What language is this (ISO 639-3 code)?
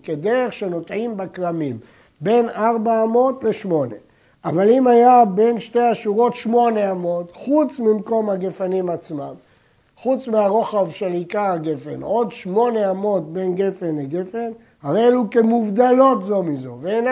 heb